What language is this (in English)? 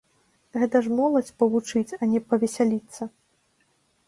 Belarusian